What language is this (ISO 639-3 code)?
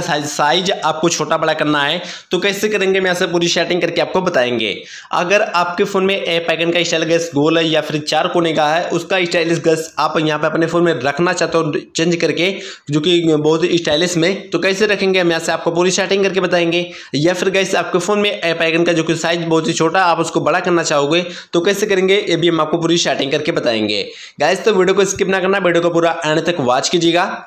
hin